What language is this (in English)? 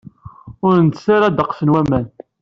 Kabyle